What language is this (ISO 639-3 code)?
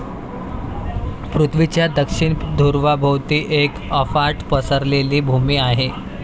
mar